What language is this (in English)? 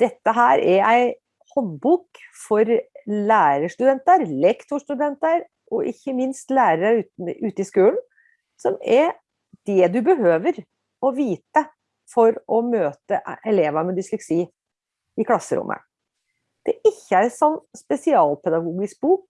Norwegian